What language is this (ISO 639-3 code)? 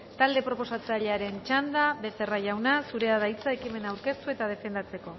eus